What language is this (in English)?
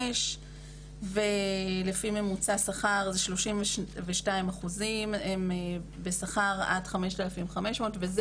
Hebrew